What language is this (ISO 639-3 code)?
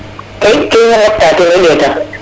srr